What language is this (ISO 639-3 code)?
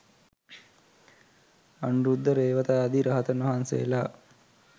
sin